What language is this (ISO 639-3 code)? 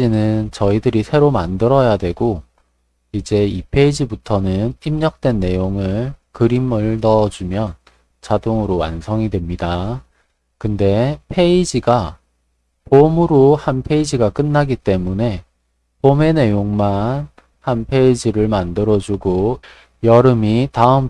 kor